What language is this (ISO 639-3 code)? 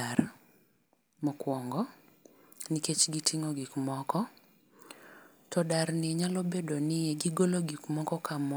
luo